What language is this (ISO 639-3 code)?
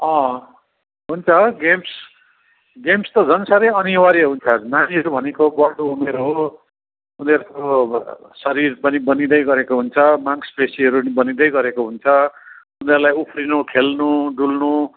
nep